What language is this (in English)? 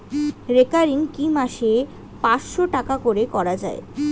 Bangla